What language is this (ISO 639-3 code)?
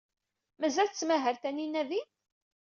kab